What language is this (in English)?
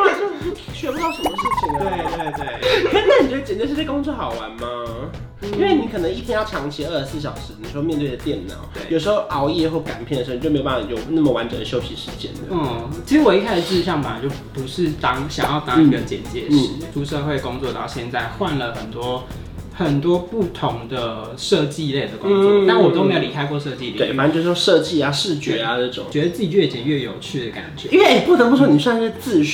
Chinese